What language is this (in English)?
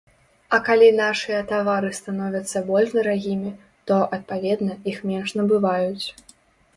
Belarusian